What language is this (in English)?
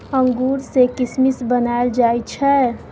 Maithili